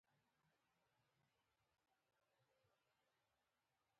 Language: Pashto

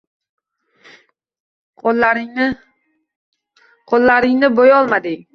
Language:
Uzbek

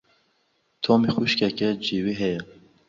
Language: Kurdish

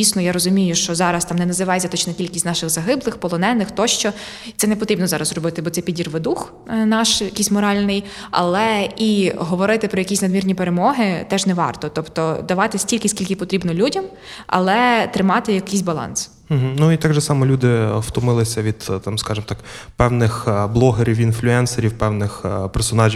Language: Ukrainian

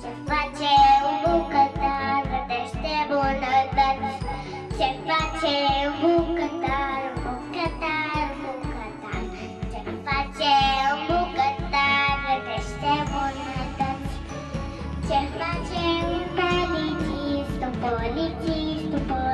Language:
Romanian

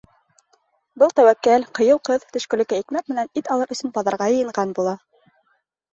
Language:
Bashkir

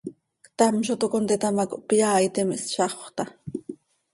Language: Seri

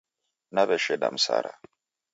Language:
Taita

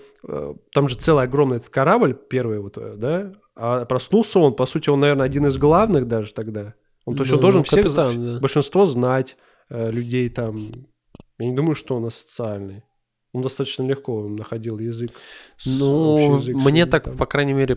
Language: Russian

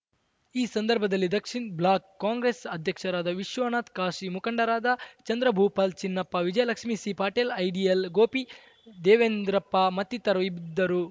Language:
Kannada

